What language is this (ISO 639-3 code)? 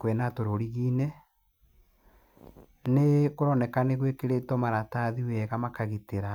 kik